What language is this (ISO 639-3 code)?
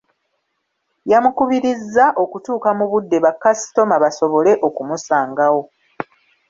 lug